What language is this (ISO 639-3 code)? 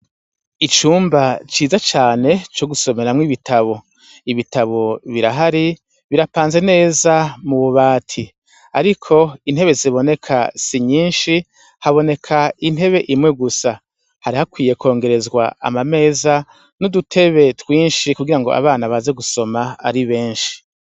run